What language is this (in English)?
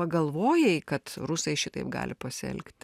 Lithuanian